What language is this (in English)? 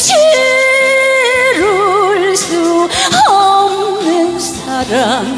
Korean